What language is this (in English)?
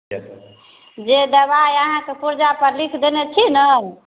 Maithili